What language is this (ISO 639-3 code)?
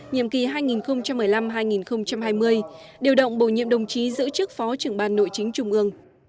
vie